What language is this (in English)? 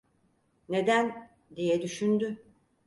Turkish